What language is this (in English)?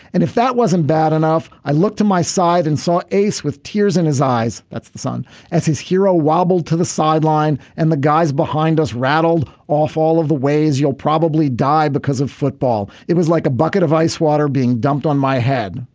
English